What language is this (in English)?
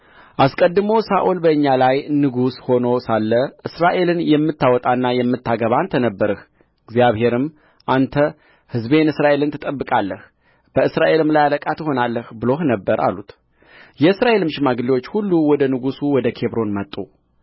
Amharic